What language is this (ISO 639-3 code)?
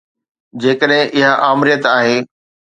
snd